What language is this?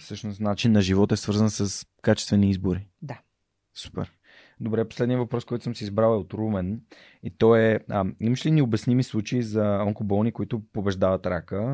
Bulgarian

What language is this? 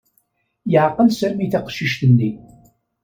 Kabyle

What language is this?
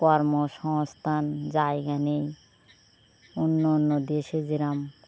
Bangla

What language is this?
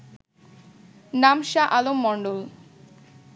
Bangla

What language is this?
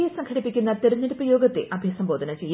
Malayalam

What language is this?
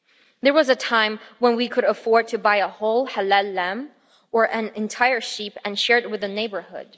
English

